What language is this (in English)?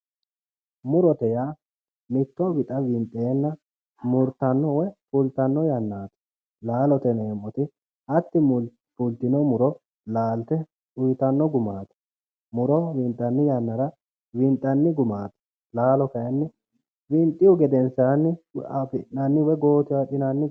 Sidamo